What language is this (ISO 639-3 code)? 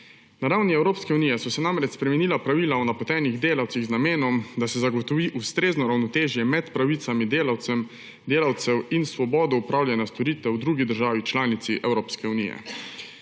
slv